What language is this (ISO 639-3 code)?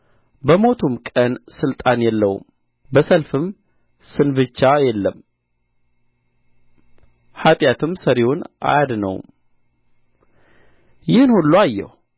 amh